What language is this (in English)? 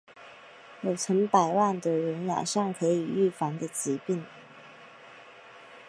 Chinese